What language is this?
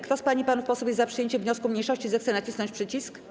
Polish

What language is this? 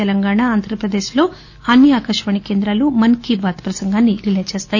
Telugu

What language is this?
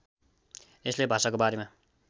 Nepali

